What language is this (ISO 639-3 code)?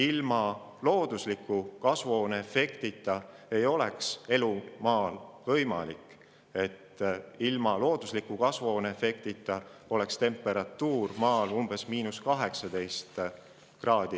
est